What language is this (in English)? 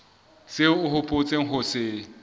Southern Sotho